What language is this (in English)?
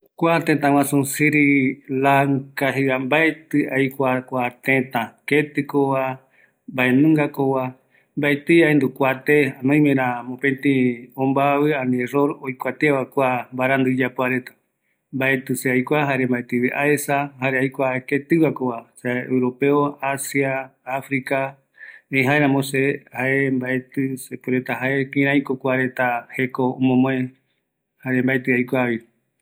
Eastern Bolivian Guaraní